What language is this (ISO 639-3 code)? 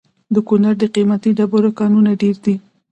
pus